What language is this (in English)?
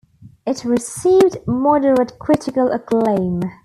English